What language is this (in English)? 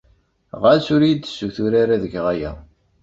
Kabyle